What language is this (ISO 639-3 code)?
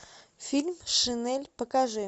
rus